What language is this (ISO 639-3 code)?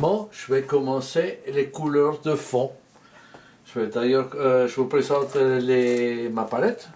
fra